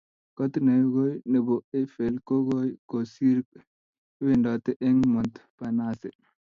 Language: Kalenjin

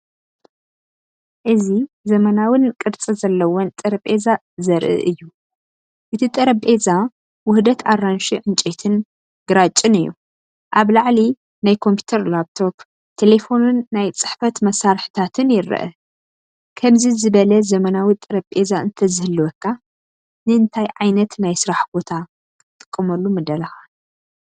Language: Tigrinya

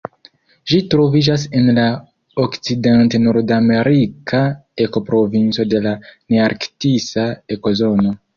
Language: Esperanto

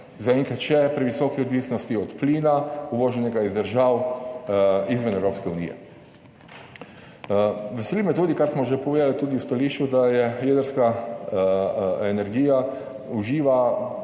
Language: Slovenian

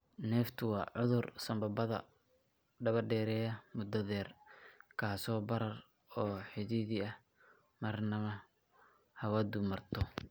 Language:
Somali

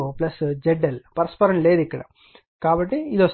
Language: Telugu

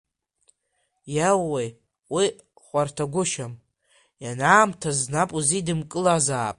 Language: Abkhazian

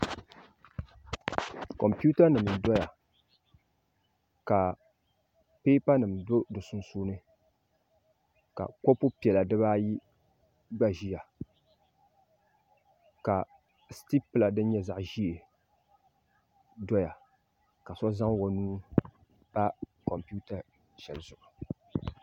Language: Dagbani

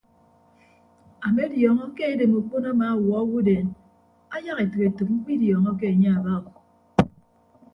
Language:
Ibibio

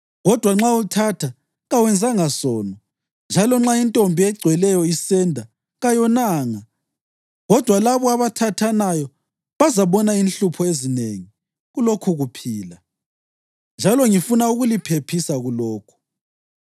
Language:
North Ndebele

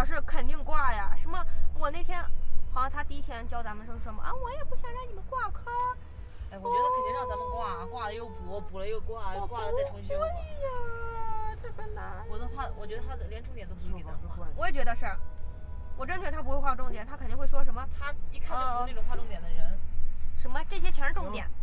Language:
Chinese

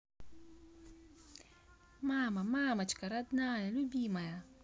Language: Russian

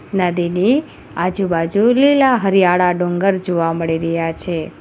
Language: Gujarati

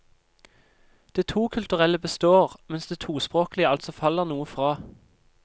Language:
Norwegian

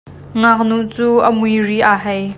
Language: Hakha Chin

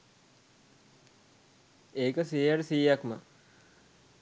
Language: Sinhala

